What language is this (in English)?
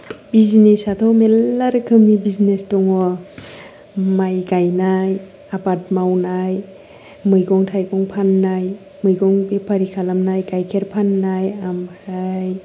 Bodo